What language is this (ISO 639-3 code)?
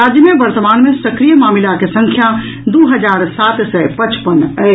mai